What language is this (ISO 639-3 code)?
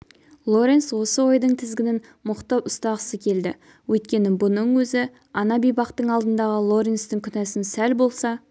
kaz